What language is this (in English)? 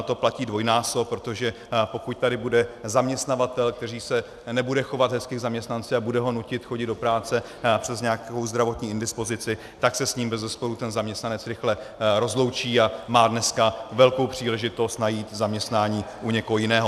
Czech